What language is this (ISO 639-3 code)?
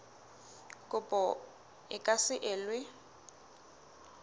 sot